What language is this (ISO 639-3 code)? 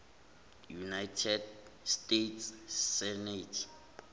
zul